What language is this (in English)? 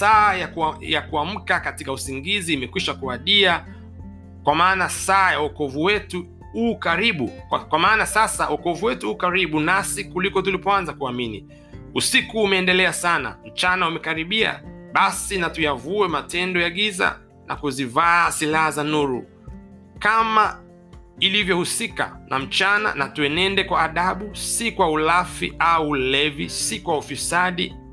Swahili